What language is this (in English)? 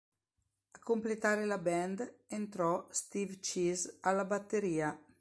Italian